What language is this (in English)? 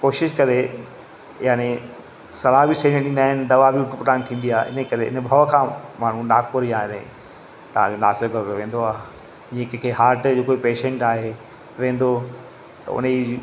Sindhi